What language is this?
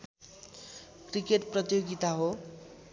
Nepali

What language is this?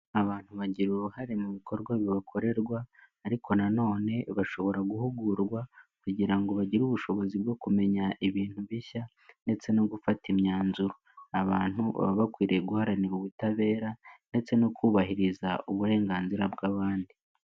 Kinyarwanda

